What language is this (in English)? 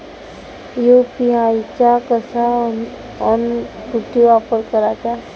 Marathi